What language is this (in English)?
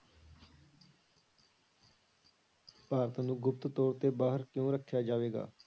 Punjabi